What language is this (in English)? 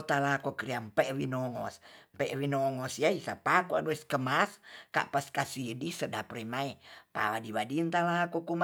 Tonsea